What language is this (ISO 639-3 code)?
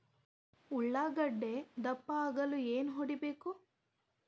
kan